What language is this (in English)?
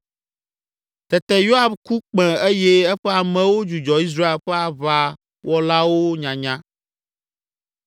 Ewe